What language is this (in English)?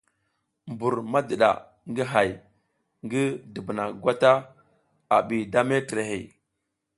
South Giziga